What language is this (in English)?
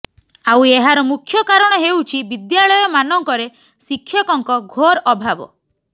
Odia